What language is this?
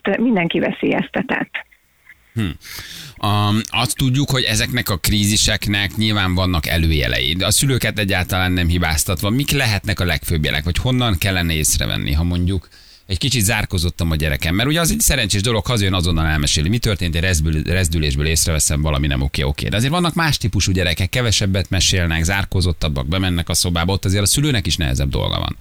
Hungarian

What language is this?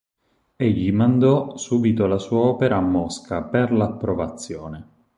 Italian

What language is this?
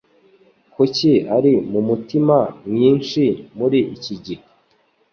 Kinyarwanda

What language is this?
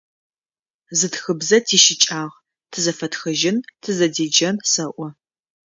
Adyghe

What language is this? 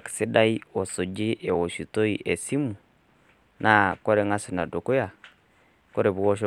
Masai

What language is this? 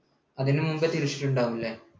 Malayalam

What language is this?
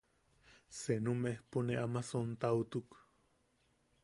Yaqui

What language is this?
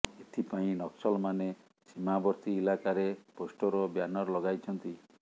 Odia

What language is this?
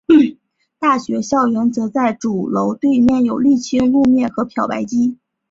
Chinese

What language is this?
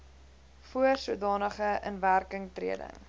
Afrikaans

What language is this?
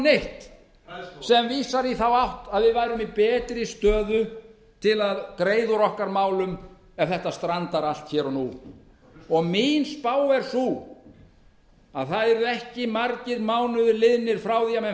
Icelandic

